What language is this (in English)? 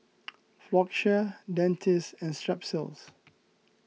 English